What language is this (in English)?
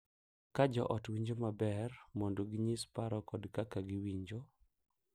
Luo (Kenya and Tanzania)